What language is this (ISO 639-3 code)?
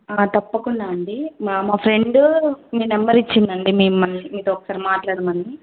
tel